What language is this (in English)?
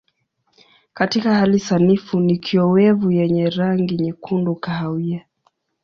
Swahili